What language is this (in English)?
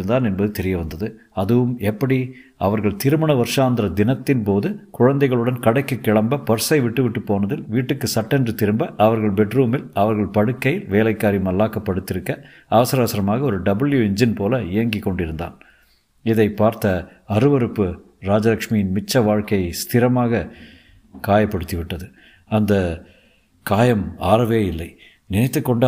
Tamil